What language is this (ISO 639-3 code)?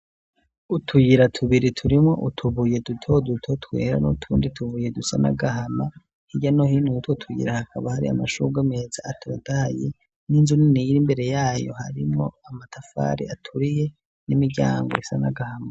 run